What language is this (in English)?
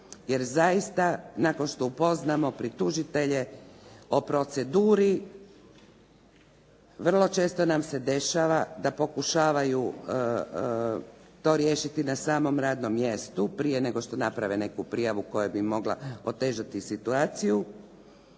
Croatian